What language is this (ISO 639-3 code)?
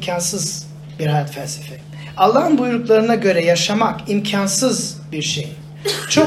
tur